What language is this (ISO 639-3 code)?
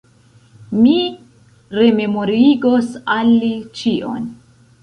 epo